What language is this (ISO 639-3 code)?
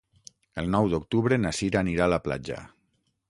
cat